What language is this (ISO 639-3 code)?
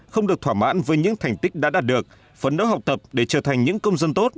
vie